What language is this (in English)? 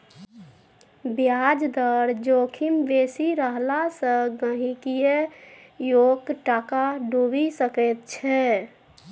Maithili